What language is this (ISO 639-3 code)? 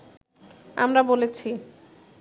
ben